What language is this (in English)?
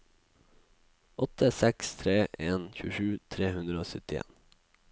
Norwegian